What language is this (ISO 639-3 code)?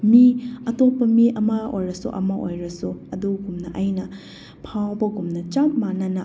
mni